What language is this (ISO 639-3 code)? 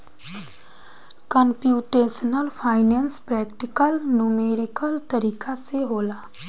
bho